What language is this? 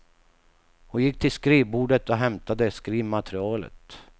Swedish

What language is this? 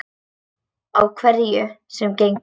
Icelandic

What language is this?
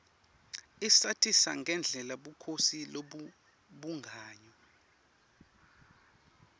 Swati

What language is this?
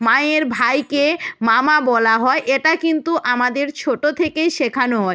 Bangla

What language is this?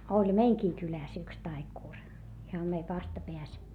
Finnish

